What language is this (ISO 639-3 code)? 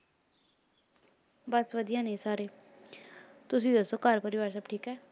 pan